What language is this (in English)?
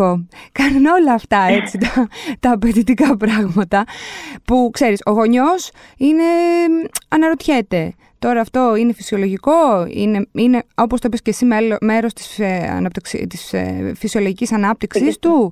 Greek